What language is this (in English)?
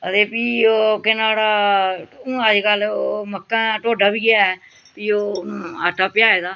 Dogri